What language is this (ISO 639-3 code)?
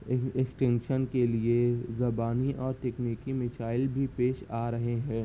urd